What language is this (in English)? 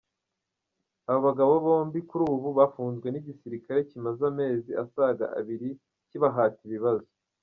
Kinyarwanda